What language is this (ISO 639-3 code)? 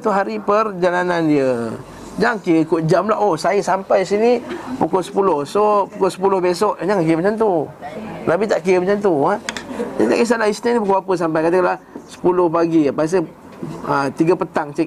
msa